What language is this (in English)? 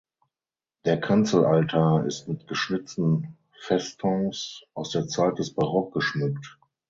German